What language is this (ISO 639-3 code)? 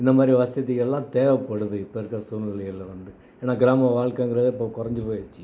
tam